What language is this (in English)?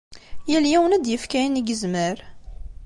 Kabyle